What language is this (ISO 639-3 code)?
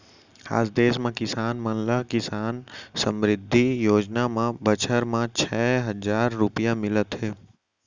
hne